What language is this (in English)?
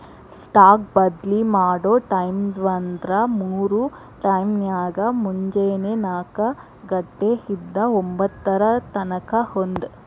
Kannada